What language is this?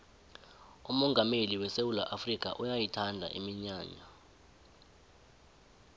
South Ndebele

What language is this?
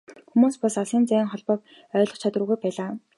Mongolian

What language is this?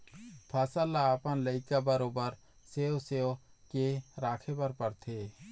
Chhattisgarhi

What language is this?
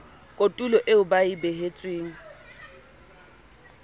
Southern Sotho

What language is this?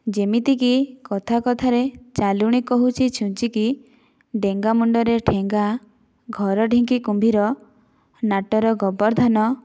Odia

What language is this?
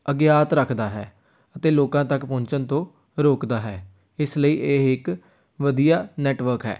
Punjabi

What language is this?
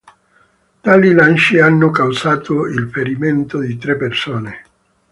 Italian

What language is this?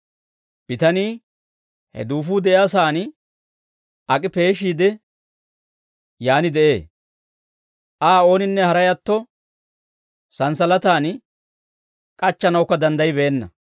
Dawro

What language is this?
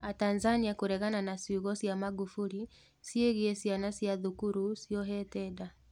Kikuyu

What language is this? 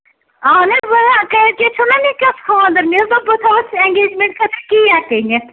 Kashmiri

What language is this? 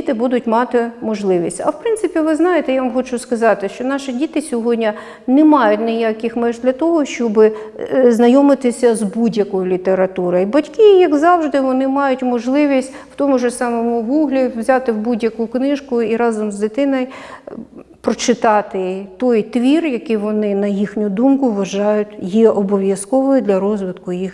Ukrainian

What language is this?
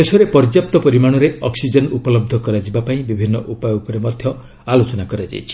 Odia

